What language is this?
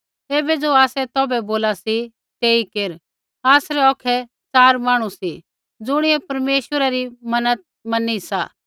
Kullu Pahari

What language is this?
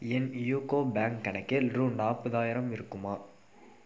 Tamil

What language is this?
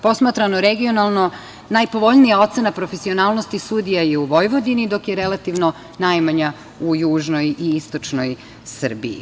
Serbian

